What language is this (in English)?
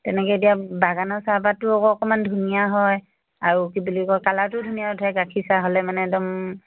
Assamese